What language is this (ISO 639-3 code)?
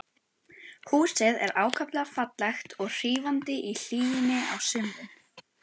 isl